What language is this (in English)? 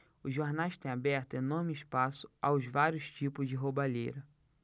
Portuguese